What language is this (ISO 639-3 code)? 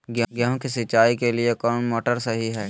mag